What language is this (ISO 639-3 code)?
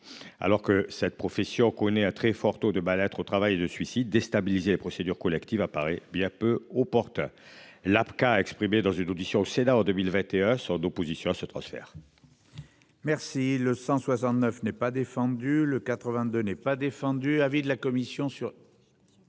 fra